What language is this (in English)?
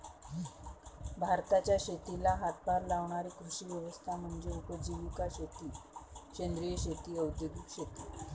Marathi